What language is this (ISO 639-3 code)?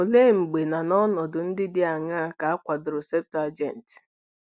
ibo